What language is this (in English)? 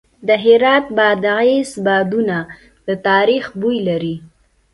Pashto